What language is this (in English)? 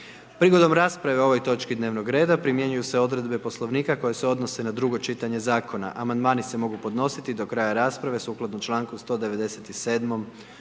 Croatian